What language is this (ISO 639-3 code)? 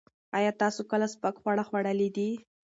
pus